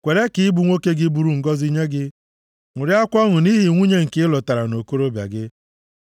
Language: Igbo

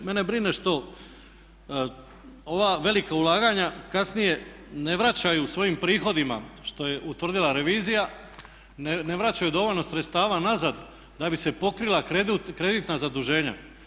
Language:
Croatian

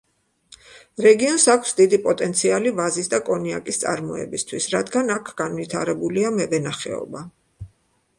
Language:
Georgian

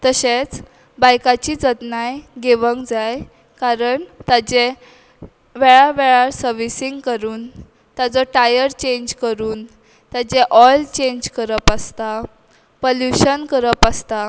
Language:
Konkani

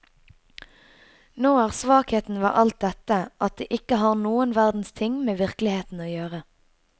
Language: Norwegian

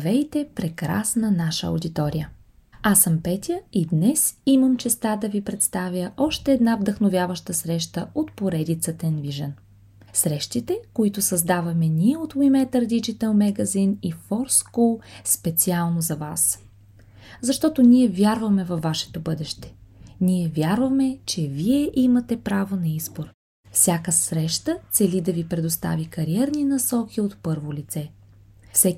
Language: Bulgarian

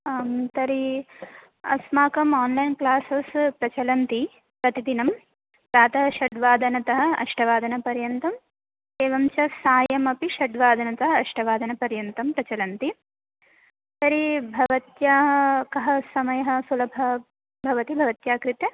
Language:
Sanskrit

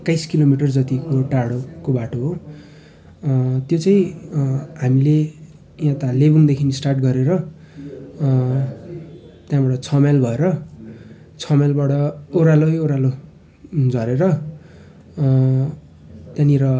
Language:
Nepali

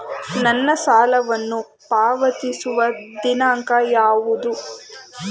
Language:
Kannada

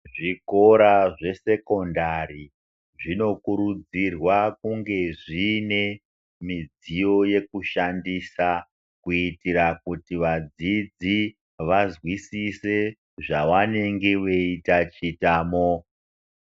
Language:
Ndau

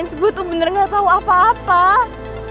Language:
Indonesian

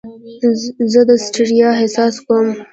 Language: Pashto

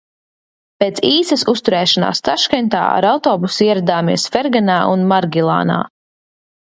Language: Latvian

